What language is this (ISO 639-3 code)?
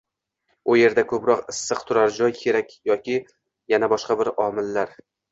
uzb